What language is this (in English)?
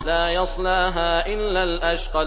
Arabic